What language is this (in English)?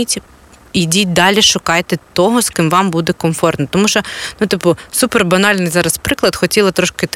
Ukrainian